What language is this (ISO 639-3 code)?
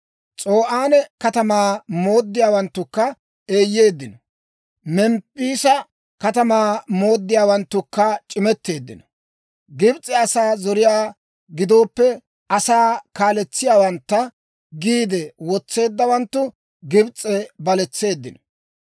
dwr